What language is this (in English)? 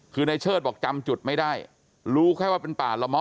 Thai